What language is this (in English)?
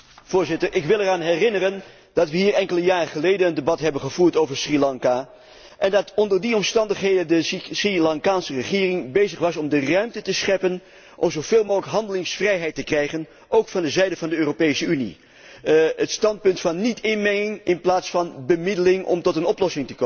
Dutch